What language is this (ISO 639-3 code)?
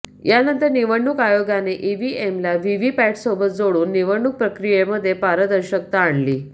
mar